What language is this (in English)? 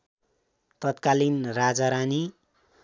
Nepali